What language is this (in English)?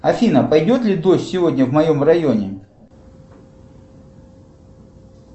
Russian